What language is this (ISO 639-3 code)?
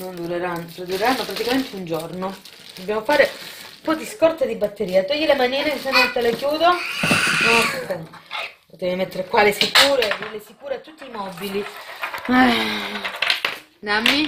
ita